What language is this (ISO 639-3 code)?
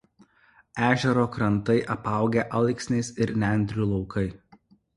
lit